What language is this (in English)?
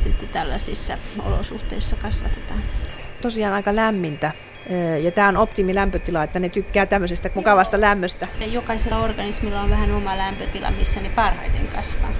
Finnish